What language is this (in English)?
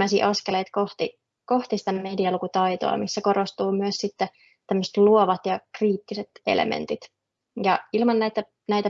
Finnish